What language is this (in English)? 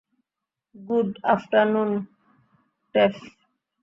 Bangla